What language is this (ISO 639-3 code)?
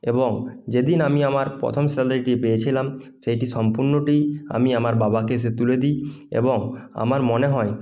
ben